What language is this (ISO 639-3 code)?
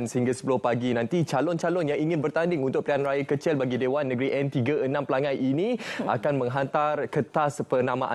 msa